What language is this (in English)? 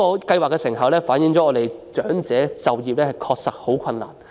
Cantonese